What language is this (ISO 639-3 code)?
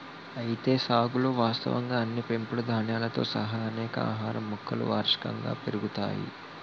tel